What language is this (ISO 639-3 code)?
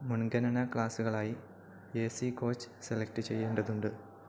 mal